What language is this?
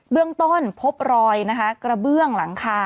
Thai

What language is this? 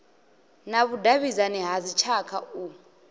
Venda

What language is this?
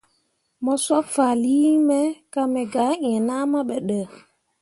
Mundang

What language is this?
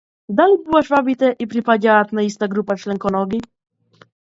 Macedonian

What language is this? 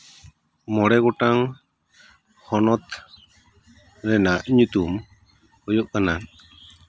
Santali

